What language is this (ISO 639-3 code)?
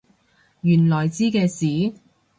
yue